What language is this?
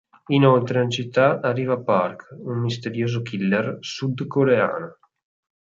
Italian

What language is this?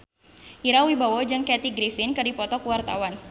Sundanese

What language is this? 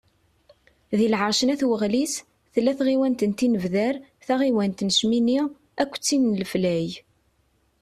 Kabyle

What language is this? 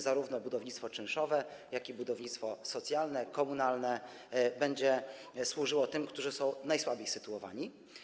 Polish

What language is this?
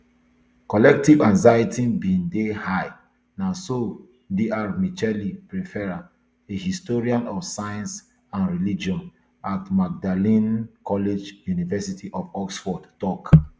Nigerian Pidgin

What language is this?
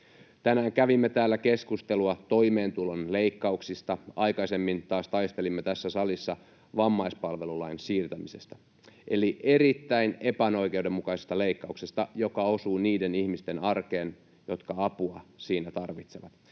Finnish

